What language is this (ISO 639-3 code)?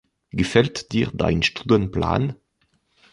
deu